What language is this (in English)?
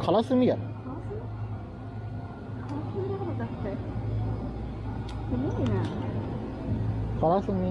Japanese